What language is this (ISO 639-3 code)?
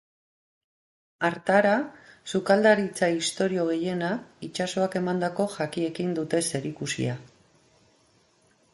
eus